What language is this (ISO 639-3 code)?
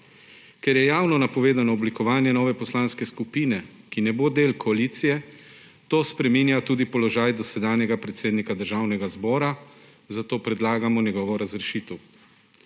slv